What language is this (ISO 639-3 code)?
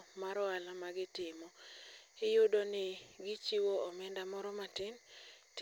luo